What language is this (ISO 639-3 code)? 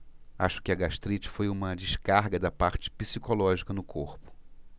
por